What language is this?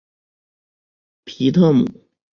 Chinese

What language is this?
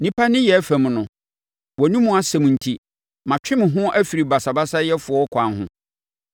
Akan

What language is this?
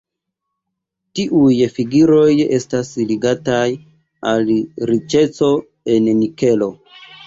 Esperanto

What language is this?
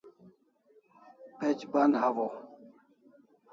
Kalasha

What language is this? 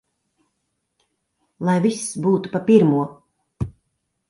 Latvian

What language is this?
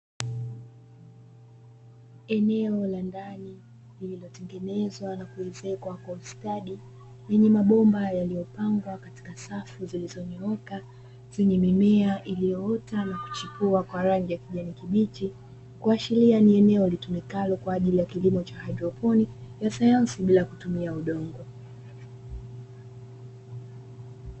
Swahili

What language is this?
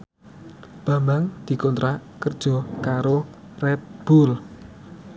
Javanese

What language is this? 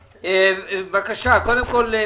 Hebrew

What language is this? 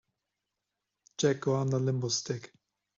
English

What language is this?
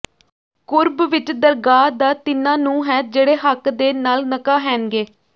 Punjabi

